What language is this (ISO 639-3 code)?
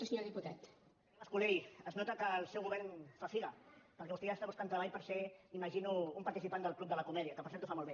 cat